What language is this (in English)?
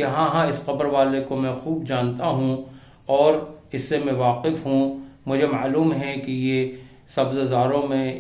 Urdu